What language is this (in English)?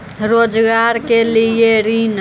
Magahi